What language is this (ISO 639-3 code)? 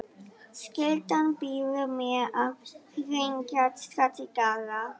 isl